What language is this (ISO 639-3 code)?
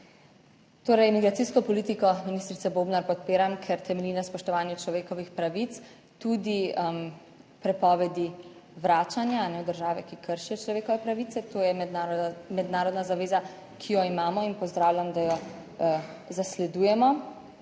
slv